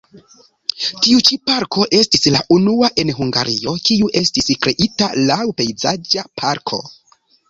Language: Esperanto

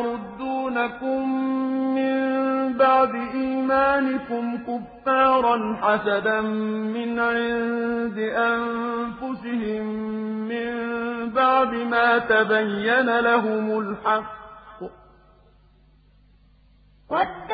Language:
Arabic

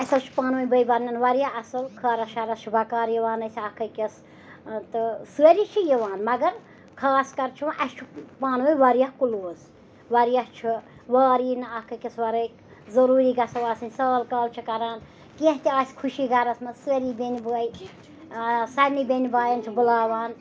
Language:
Kashmiri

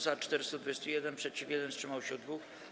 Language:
Polish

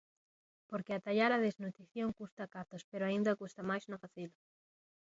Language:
Galician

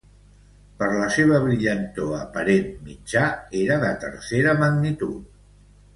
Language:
Catalan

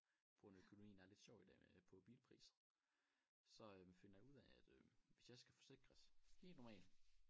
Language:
Danish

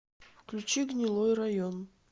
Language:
Russian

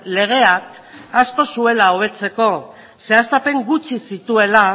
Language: Basque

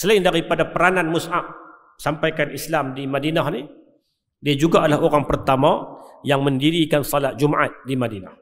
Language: Malay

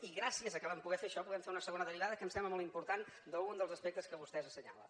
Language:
Catalan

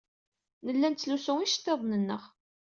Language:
Kabyle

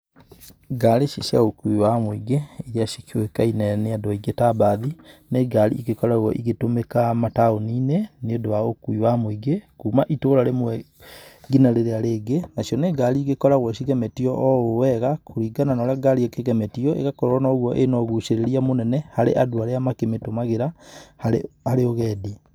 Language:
Kikuyu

